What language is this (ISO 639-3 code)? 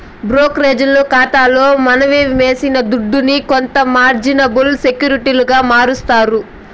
tel